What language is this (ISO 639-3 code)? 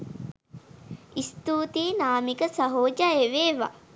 sin